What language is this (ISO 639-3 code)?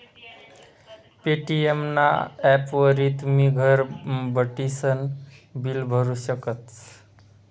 mar